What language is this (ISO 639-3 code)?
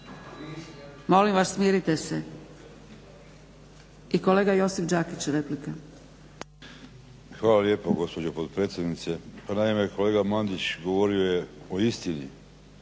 hrv